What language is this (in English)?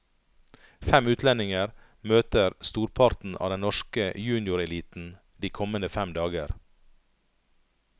Norwegian